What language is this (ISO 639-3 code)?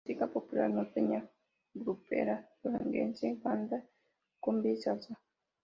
spa